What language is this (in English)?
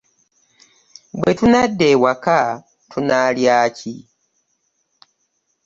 Ganda